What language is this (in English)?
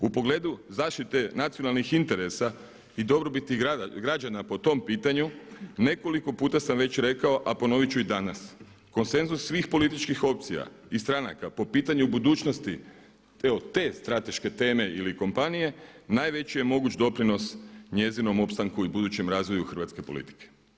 Croatian